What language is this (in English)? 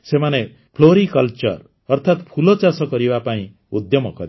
Odia